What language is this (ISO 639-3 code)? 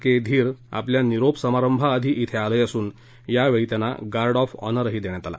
mar